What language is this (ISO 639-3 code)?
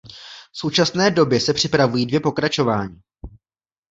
ces